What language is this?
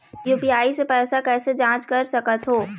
Chhattisgarhi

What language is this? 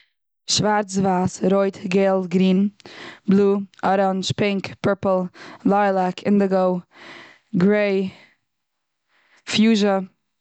Yiddish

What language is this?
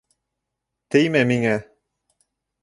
Bashkir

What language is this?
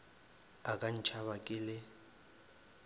Northern Sotho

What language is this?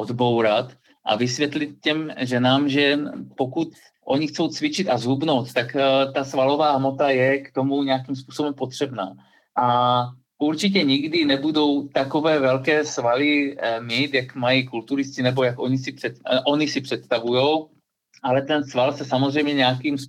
Czech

